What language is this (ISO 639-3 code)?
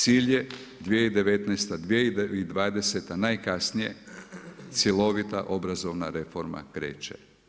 hrv